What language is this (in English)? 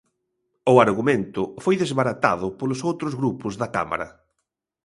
Galician